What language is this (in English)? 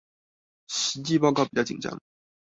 Chinese